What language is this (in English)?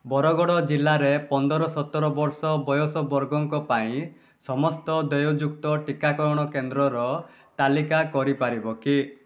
Odia